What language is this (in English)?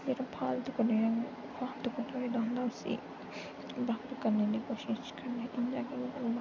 Dogri